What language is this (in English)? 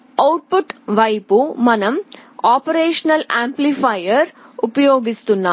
Telugu